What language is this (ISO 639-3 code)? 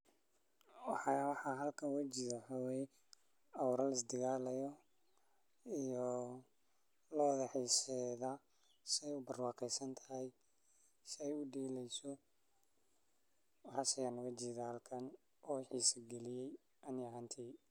som